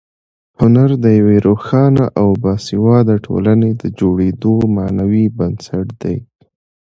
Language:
Pashto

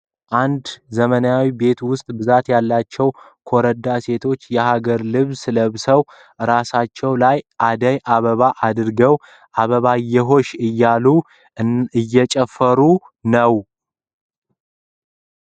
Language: Amharic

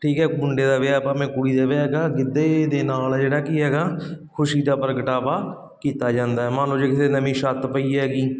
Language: Punjabi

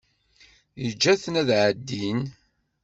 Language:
Kabyle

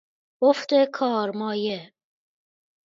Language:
Persian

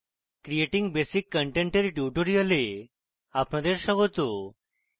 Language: Bangla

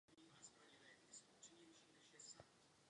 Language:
Czech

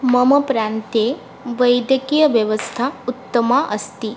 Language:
Sanskrit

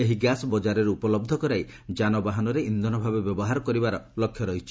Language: Odia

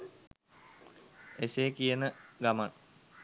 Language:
Sinhala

